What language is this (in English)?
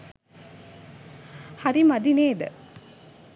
Sinhala